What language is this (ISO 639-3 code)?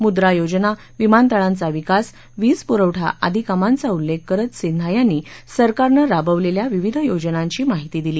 mar